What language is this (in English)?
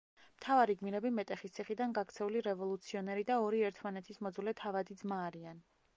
Georgian